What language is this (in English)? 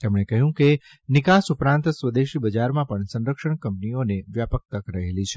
Gujarati